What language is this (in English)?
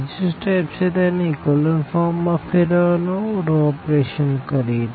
Gujarati